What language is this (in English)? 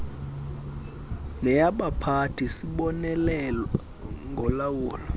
Xhosa